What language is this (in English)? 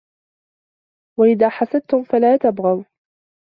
Arabic